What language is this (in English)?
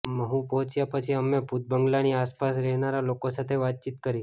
Gujarati